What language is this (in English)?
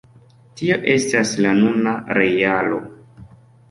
Esperanto